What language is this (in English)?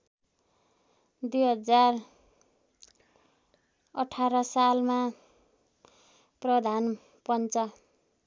Nepali